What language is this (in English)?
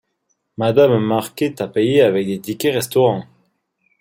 French